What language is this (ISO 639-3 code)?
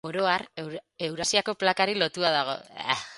eus